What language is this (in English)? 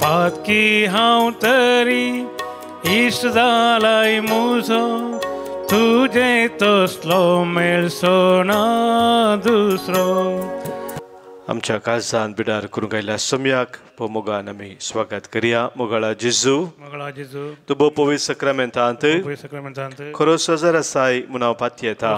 Romanian